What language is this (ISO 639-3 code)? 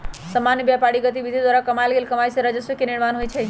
mag